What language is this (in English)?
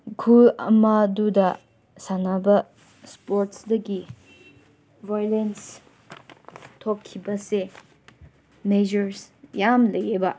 Manipuri